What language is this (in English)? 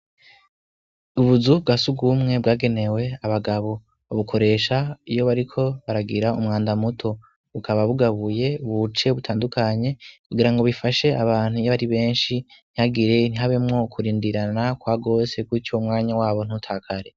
Rundi